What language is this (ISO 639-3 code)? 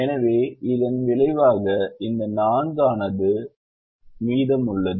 tam